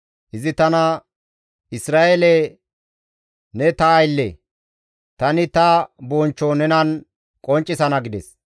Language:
Gamo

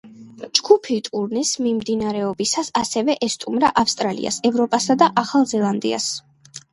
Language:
Georgian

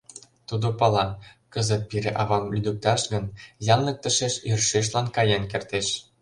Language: Mari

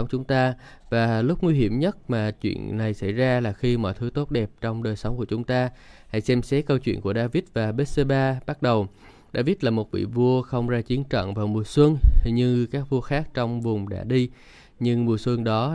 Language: Vietnamese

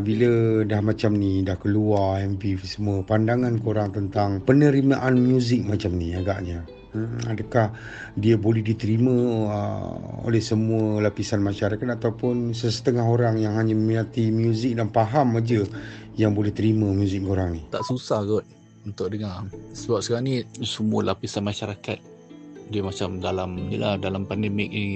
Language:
Malay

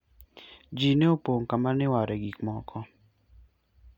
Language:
Luo (Kenya and Tanzania)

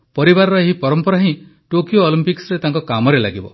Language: Odia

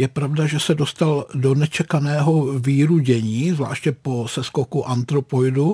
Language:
Czech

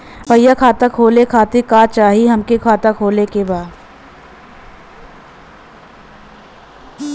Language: Bhojpuri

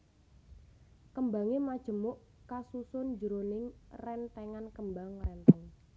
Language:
Javanese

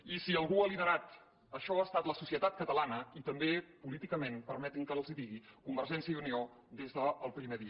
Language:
Catalan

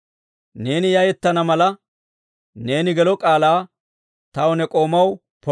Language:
Dawro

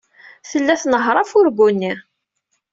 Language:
Kabyle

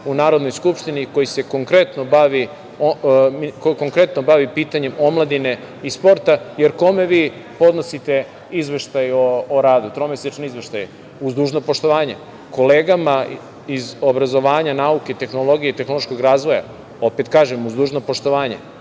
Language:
Serbian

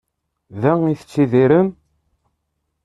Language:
Kabyle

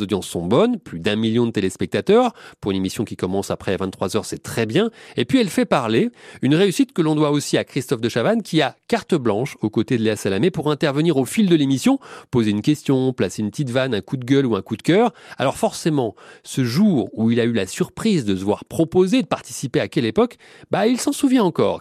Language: French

